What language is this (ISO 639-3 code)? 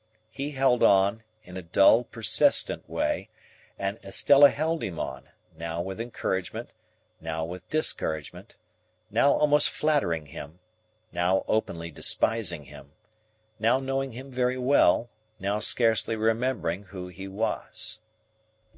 eng